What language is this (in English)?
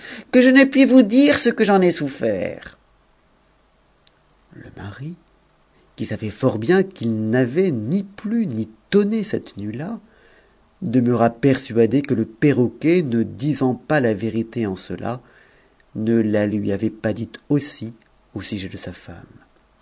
French